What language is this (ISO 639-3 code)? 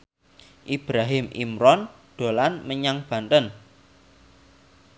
jav